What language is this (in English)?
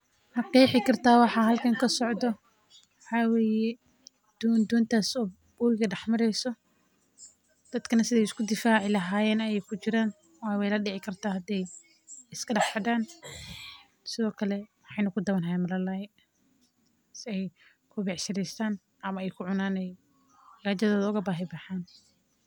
Somali